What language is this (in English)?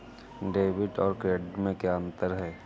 Hindi